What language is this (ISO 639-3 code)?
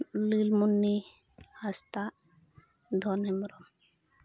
sat